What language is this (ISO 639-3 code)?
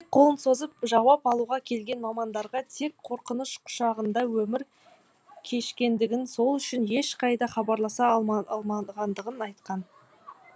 kaz